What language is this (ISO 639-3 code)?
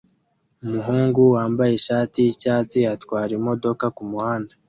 kin